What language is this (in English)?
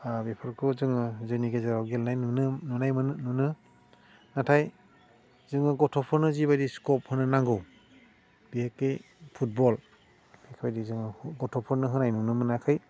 Bodo